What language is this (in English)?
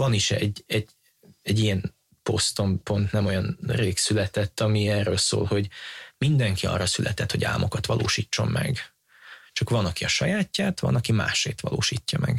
Hungarian